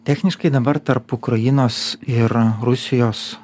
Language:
Lithuanian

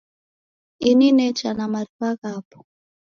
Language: Taita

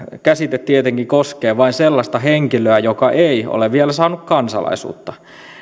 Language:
Finnish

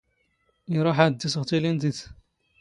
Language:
Standard Moroccan Tamazight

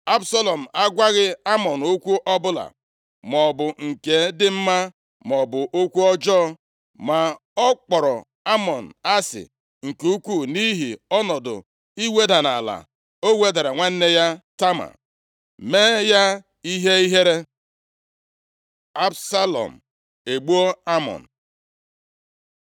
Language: Igbo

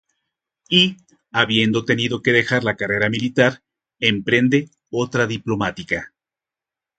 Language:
Spanish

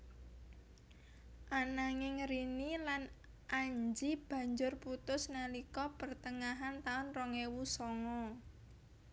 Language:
Javanese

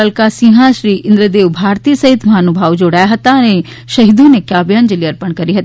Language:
Gujarati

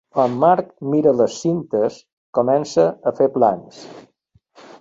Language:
Catalan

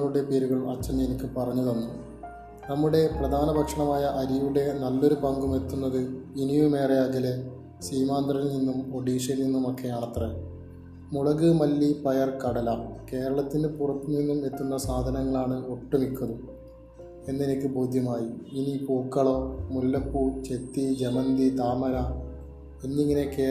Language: Malayalam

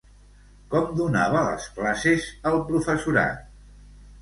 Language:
Catalan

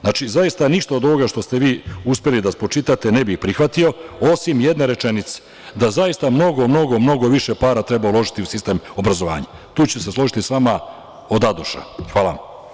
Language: Serbian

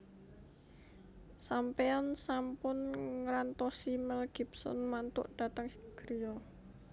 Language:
Javanese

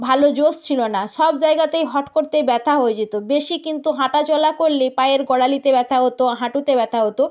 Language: Bangla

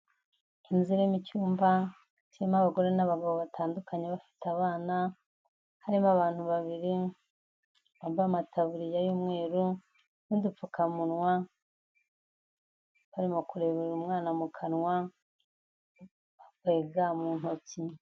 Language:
Kinyarwanda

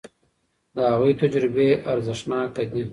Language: Pashto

